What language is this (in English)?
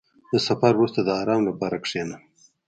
Pashto